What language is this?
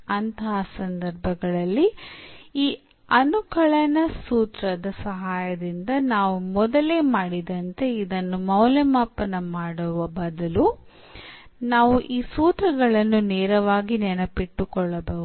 Kannada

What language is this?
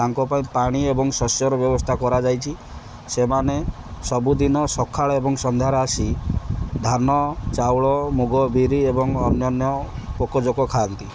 Odia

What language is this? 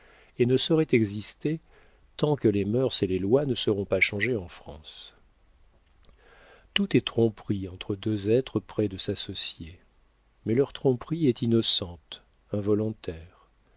French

